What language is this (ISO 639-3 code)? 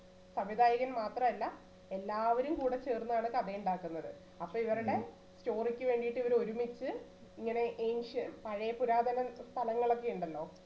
mal